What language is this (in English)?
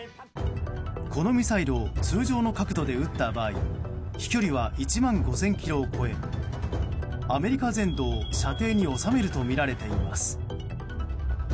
Japanese